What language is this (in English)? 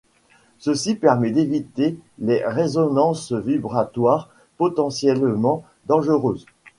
French